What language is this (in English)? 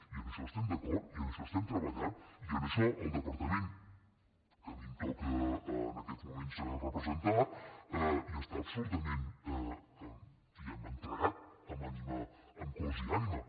Catalan